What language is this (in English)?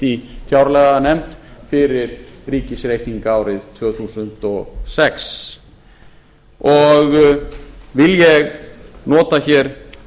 Icelandic